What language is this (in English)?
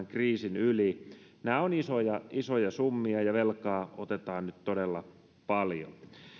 Finnish